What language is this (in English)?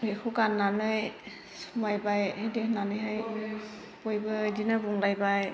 Bodo